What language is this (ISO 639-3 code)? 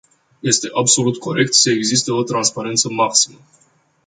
ron